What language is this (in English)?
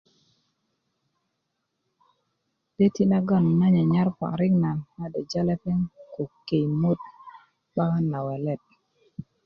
Kuku